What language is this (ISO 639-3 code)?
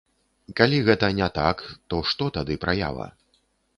bel